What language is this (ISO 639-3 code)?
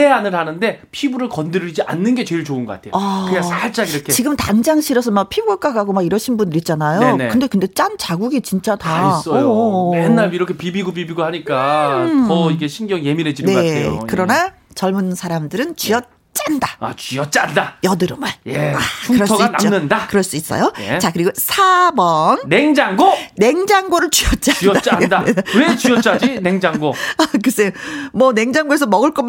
kor